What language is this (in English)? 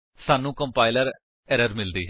Punjabi